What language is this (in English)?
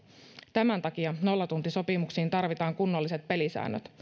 Finnish